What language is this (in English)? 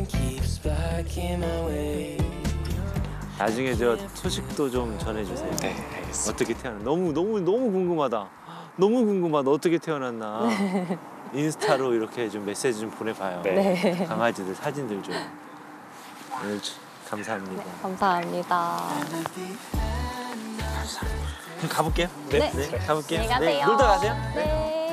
Korean